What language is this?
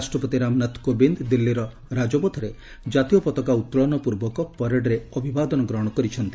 Odia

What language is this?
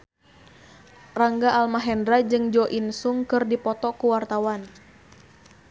Sundanese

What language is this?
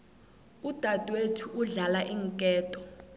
South Ndebele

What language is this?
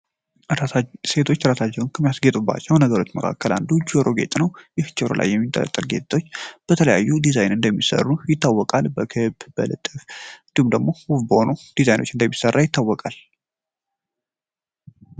Amharic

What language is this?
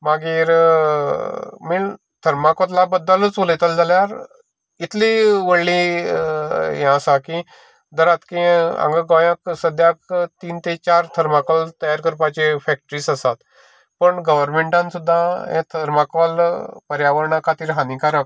Konkani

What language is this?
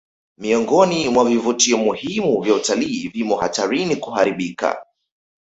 Swahili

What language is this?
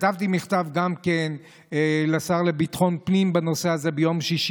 Hebrew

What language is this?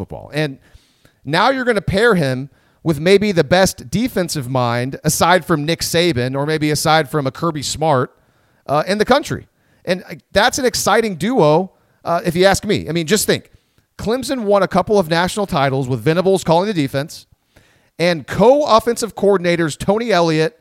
English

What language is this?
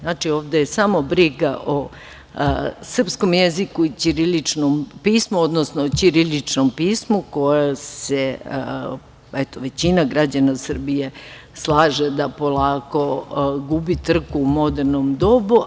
Serbian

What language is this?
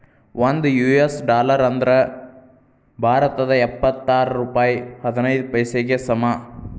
Kannada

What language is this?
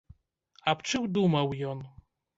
Belarusian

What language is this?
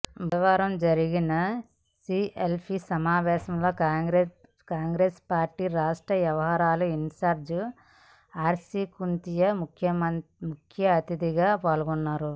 Telugu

